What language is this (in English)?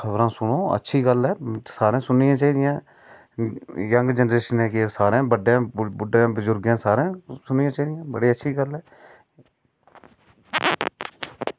Dogri